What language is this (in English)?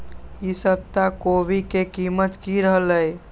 Magahi